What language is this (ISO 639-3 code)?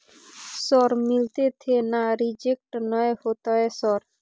mai